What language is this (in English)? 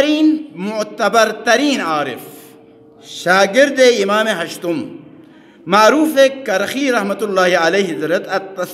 Arabic